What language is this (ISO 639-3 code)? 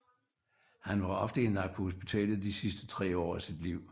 dan